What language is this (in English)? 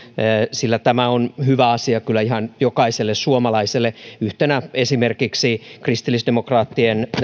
Finnish